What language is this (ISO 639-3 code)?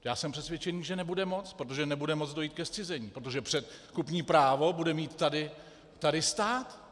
ces